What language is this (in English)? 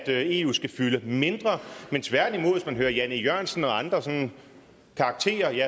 Danish